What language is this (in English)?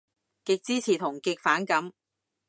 Cantonese